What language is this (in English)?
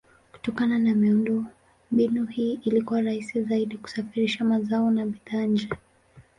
Swahili